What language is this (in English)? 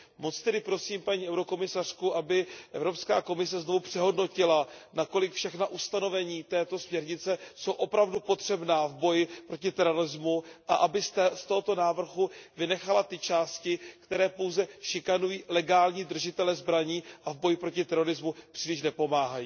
Czech